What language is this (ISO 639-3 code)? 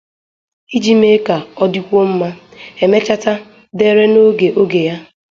ibo